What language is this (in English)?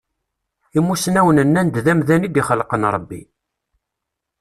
Kabyle